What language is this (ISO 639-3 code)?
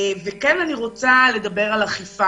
heb